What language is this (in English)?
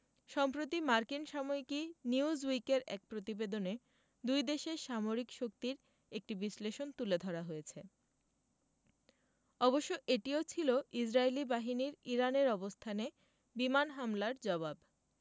Bangla